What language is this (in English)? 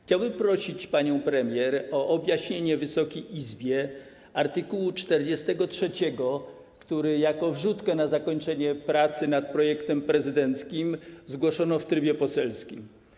Polish